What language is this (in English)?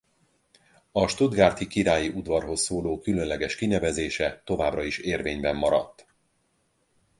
Hungarian